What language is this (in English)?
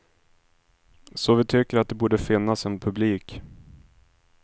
Swedish